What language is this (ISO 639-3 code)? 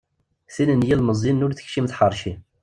kab